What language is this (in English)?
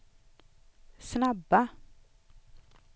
Swedish